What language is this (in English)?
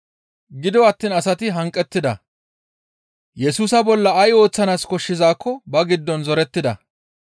Gamo